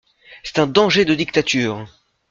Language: French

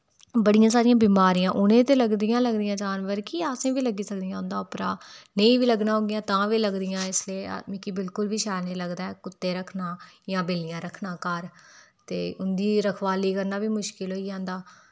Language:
Dogri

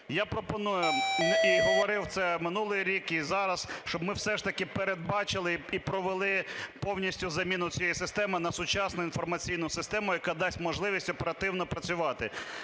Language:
Ukrainian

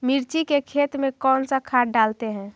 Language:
Magahi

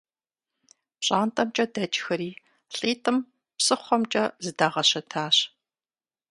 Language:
Kabardian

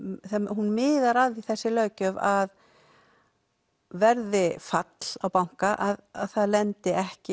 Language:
Icelandic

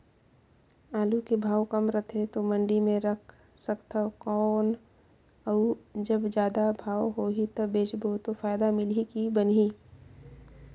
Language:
Chhattisgarhi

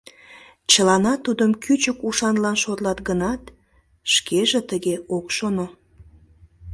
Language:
Mari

